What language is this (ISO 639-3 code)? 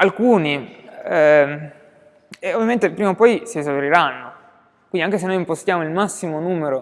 ita